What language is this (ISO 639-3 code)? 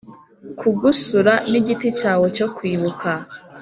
kin